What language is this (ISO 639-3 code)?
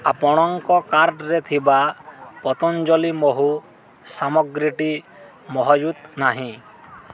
ori